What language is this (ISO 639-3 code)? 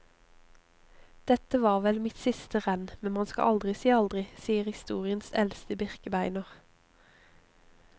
nor